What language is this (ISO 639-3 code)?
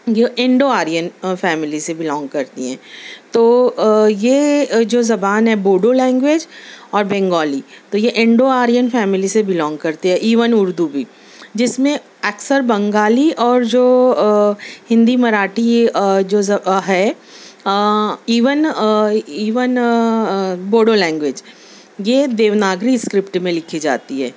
urd